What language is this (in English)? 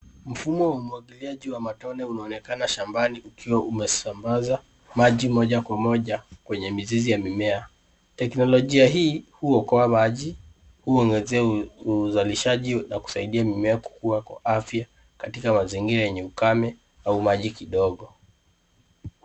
Swahili